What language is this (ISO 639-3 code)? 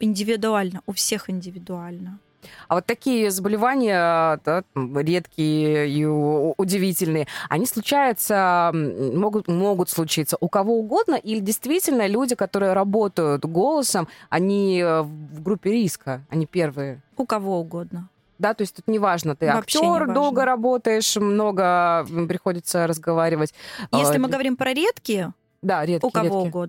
rus